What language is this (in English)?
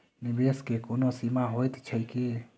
Maithili